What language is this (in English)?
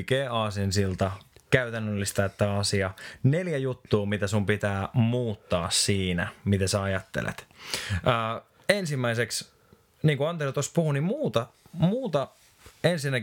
Finnish